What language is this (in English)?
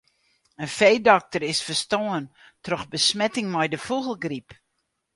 Western Frisian